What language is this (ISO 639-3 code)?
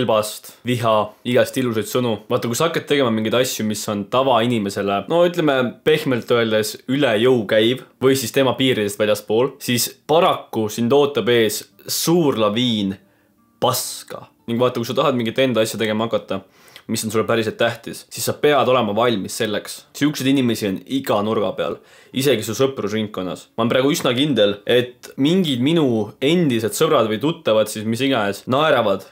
fin